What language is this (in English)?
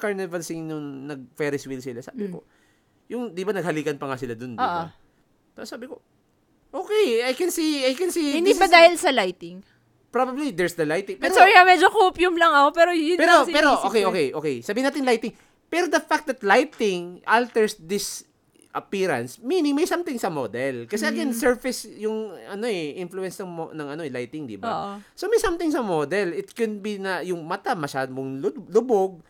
Filipino